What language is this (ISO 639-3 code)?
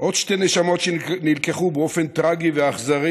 heb